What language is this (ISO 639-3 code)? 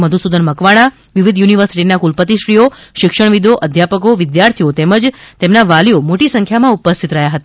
guj